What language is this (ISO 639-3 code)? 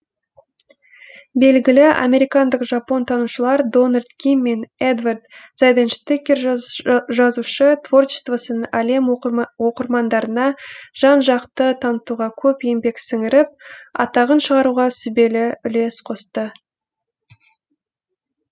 kaz